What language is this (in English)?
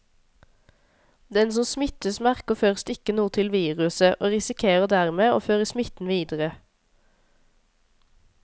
Norwegian